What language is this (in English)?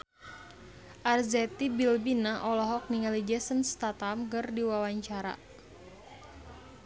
Sundanese